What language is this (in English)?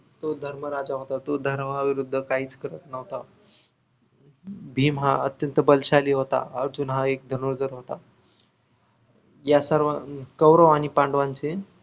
Marathi